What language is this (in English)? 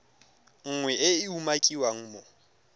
Tswana